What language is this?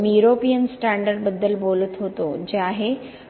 Marathi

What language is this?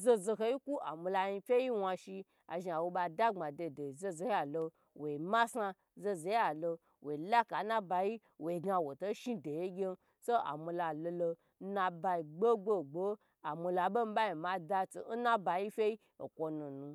Gbagyi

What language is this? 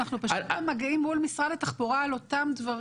Hebrew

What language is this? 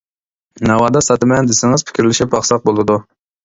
Uyghur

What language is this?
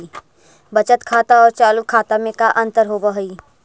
Magahi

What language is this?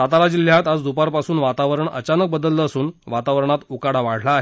Marathi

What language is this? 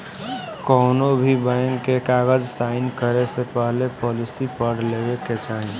Bhojpuri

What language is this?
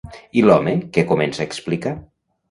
Catalan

